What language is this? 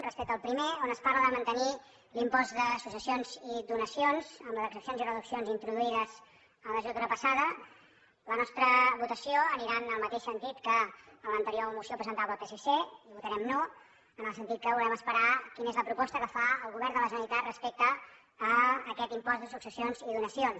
Catalan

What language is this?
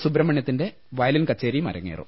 Malayalam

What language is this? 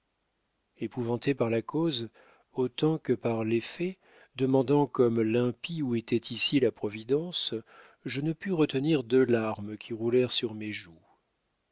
French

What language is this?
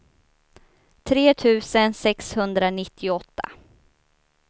Swedish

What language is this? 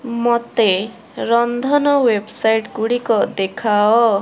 Odia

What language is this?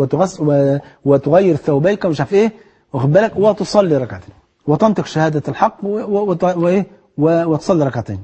Arabic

